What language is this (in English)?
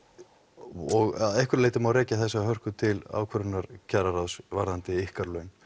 Icelandic